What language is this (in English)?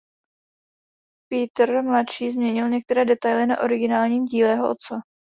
Czech